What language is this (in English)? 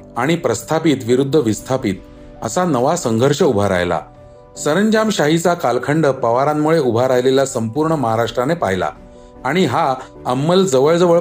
Marathi